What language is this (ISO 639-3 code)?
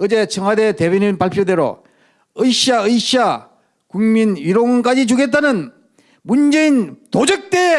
kor